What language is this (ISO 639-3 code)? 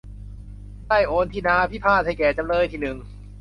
tha